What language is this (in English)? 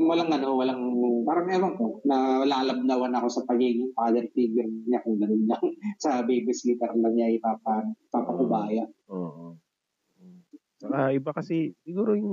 Filipino